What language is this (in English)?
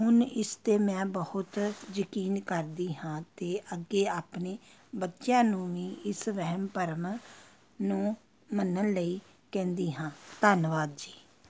Punjabi